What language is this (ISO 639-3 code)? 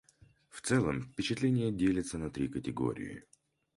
rus